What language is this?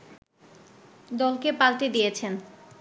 Bangla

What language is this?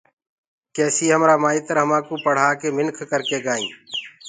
Gurgula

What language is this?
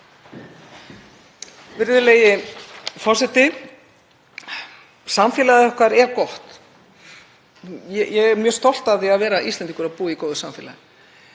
Icelandic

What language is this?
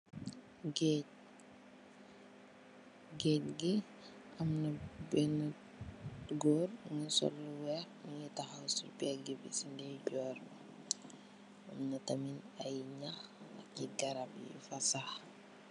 Wolof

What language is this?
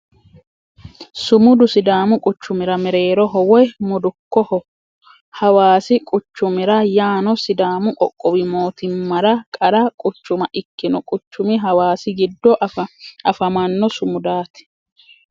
Sidamo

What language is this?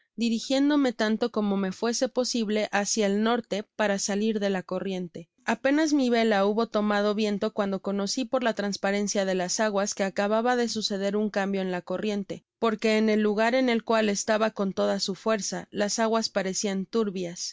Spanish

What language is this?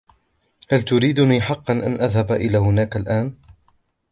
Arabic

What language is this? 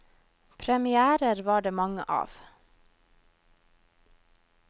Norwegian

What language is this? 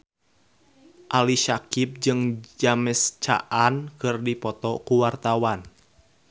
Sundanese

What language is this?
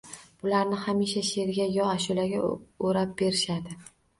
Uzbek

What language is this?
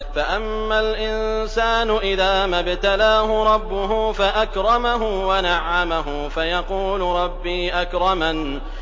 Arabic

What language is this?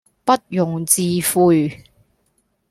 Cantonese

